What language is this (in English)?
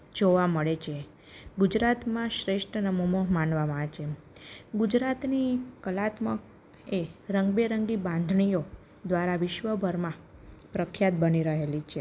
Gujarati